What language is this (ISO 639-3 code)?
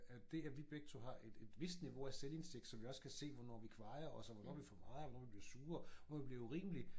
dan